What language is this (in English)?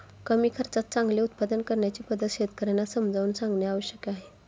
Marathi